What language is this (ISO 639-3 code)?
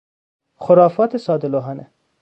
fas